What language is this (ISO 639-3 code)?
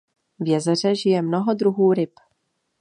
ces